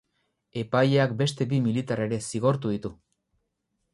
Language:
Basque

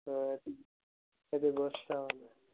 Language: Odia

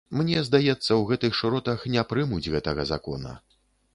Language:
Belarusian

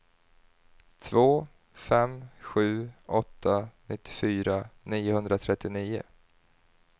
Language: Swedish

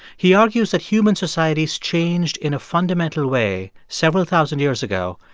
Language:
English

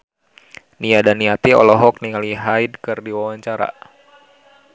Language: Sundanese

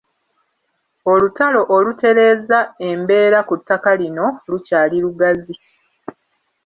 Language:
Ganda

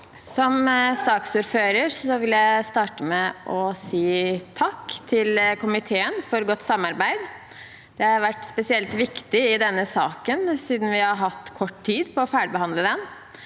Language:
Norwegian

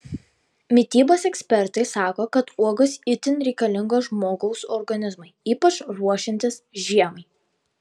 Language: Lithuanian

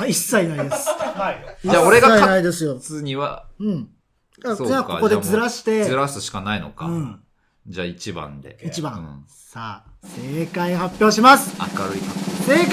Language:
Japanese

